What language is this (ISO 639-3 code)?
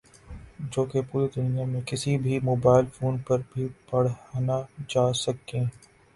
urd